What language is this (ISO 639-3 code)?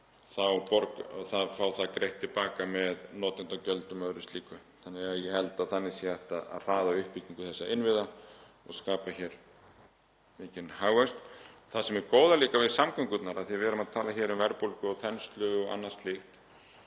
isl